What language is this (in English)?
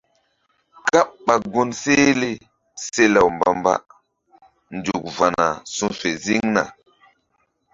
Mbum